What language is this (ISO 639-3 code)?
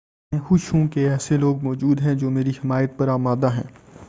urd